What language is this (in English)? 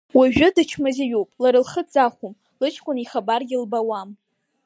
Abkhazian